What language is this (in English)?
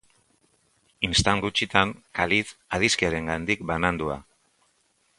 Basque